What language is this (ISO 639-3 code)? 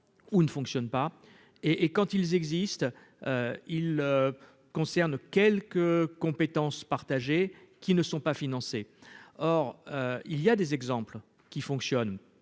fra